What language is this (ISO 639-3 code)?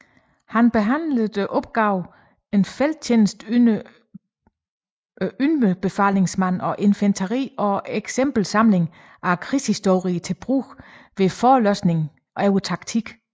dan